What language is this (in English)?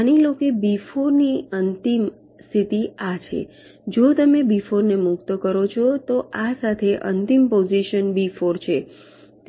Gujarati